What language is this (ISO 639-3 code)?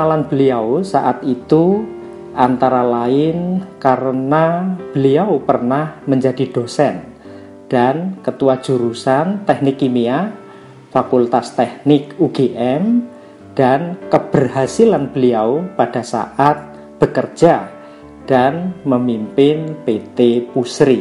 ind